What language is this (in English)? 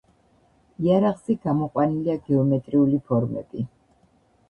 Georgian